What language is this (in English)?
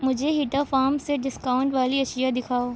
Urdu